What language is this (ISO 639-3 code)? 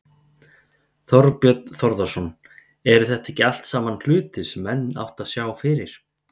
isl